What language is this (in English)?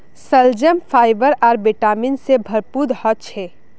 Magahi